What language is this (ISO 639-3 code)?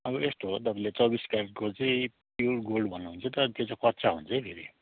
nep